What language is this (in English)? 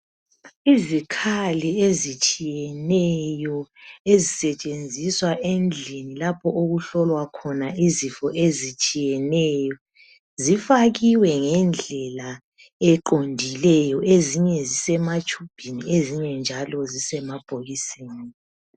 North Ndebele